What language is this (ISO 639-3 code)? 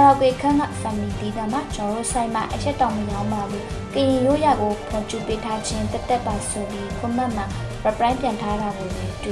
vie